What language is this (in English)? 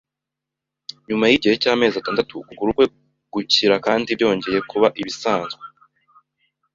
Kinyarwanda